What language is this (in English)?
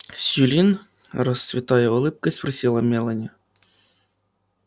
Russian